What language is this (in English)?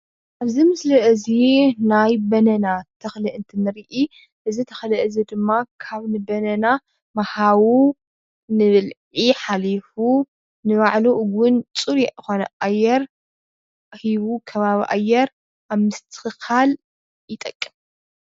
Tigrinya